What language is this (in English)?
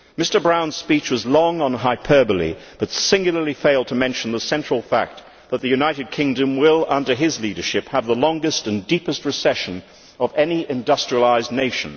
English